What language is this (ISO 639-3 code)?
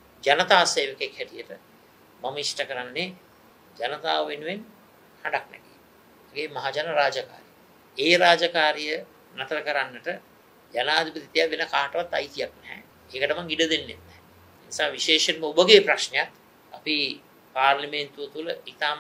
ind